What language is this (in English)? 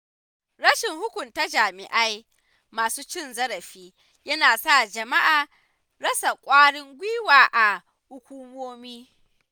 Hausa